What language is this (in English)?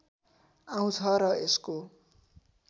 Nepali